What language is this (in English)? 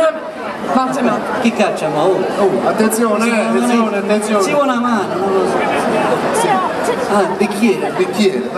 Italian